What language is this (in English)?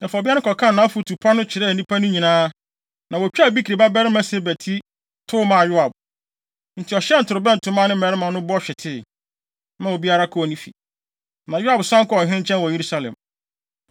Akan